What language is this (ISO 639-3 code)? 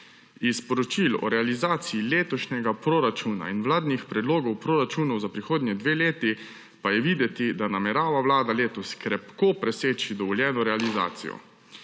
slv